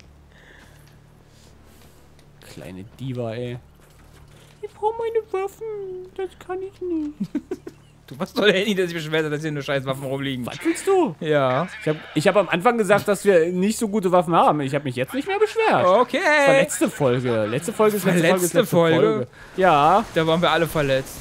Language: German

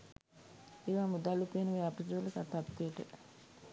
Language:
Sinhala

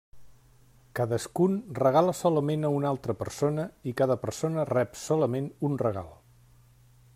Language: Catalan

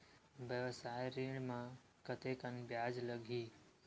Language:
Chhattisgarhi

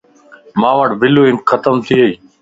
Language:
Lasi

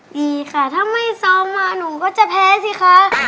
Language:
Thai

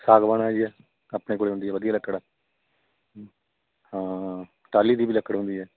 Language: Punjabi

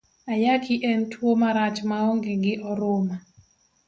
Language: Luo (Kenya and Tanzania)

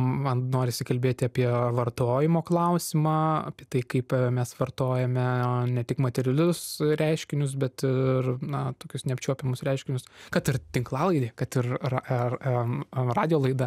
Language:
Lithuanian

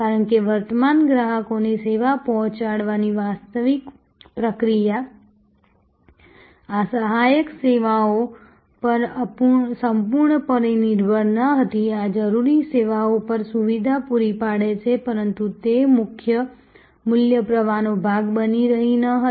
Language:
Gujarati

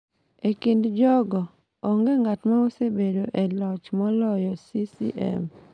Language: Luo (Kenya and Tanzania)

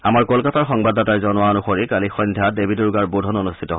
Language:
Assamese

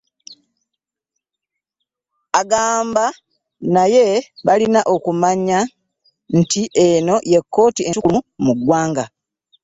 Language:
Ganda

